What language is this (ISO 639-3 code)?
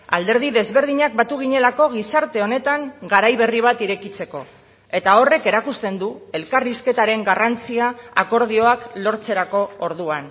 eus